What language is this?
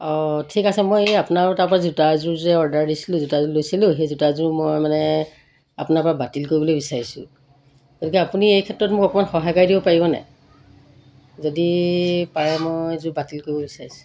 Assamese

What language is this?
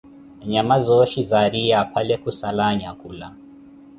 Koti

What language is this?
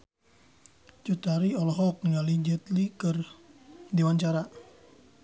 Sundanese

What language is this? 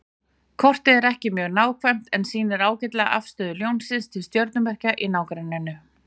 Icelandic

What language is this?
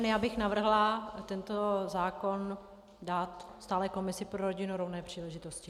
Czech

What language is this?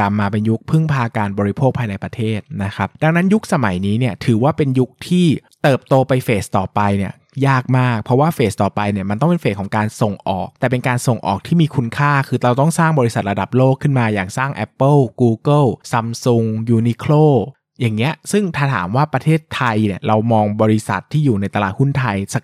Thai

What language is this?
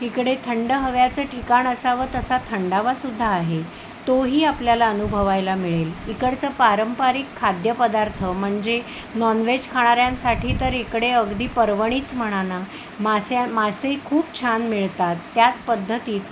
Marathi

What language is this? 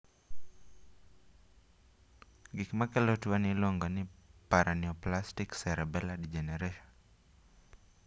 Luo (Kenya and Tanzania)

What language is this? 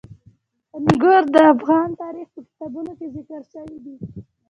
Pashto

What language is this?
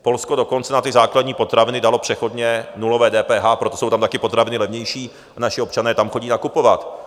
Czech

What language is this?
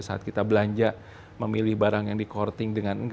Indonesian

